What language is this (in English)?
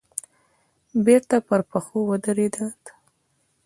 Pashto